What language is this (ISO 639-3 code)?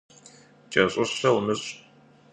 kbd